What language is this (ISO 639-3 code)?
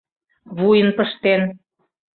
chm